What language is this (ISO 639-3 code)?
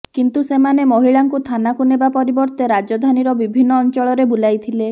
ori